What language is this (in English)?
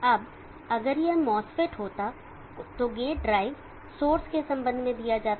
Hindi